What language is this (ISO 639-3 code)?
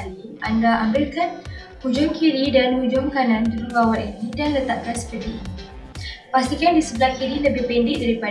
msa